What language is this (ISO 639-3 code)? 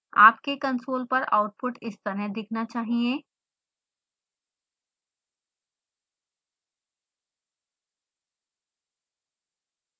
hin